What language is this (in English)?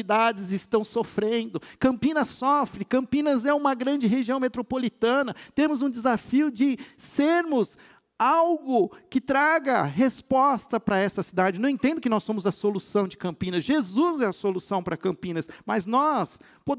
Portuguese